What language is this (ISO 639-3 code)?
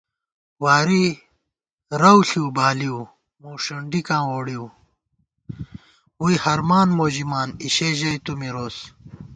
gwt